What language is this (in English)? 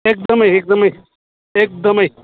Nepali